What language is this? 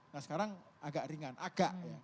Indonesian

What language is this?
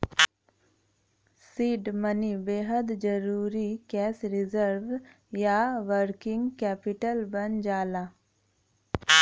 Bhojpuri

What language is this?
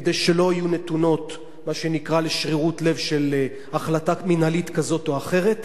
Hebrew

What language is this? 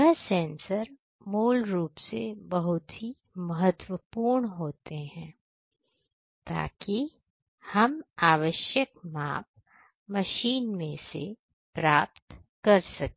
Hindi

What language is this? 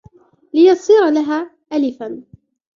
Arabic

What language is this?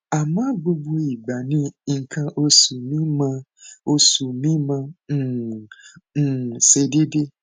Yoruba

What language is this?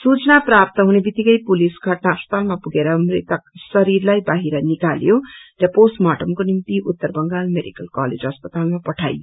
Nepali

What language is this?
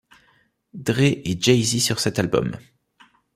French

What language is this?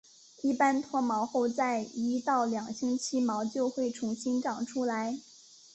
Chinese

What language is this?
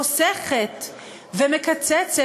Hebrew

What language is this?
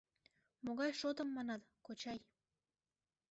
Mari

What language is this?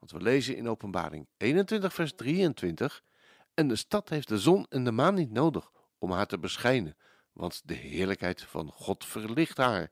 Dutch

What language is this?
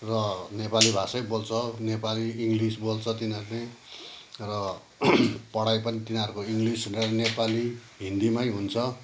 Nepali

